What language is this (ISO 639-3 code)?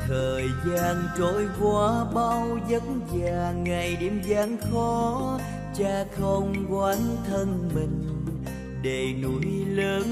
vie